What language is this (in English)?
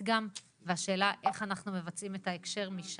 Hebrew